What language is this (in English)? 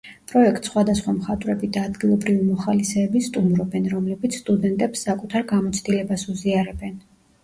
Georgian